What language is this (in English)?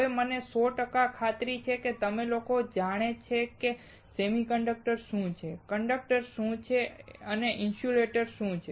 Gujarati